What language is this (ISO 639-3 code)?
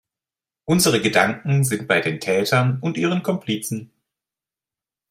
deu